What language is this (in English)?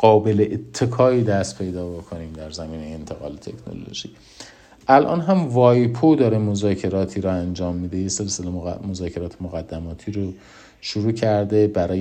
Persian